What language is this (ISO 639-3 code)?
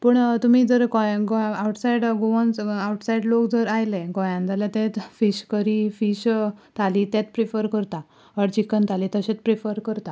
kok